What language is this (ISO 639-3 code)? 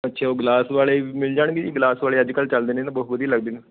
pan